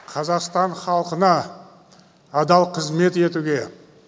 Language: Kazakh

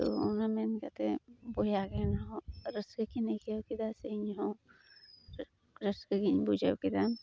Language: Santali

